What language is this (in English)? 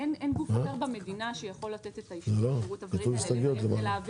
Hebrew